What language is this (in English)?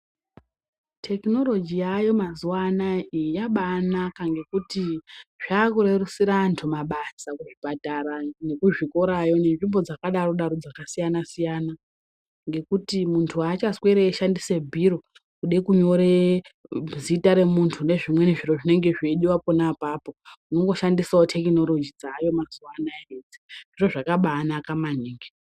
Ndau